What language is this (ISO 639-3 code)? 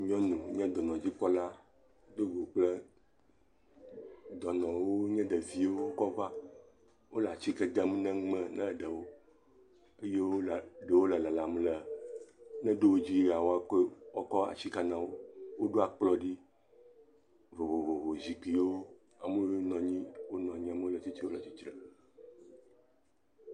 ewe